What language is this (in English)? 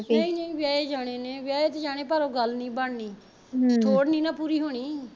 Punjabi